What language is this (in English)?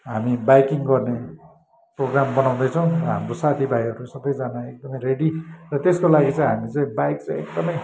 Nepali